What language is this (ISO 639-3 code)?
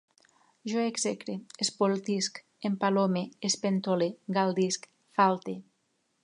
cat